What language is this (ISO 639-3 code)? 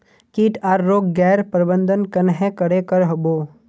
mag